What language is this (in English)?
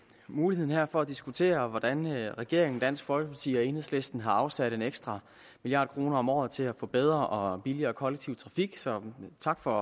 Danish